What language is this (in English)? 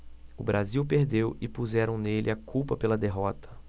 Portuguese